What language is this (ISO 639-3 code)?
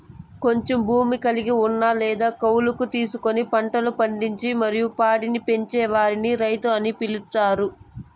tel